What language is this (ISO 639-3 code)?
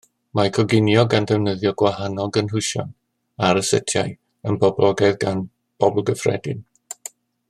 cym